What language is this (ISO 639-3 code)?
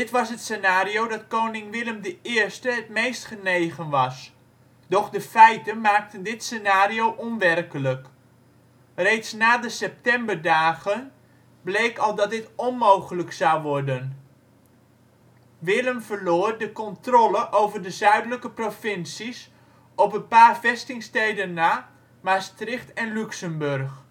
nld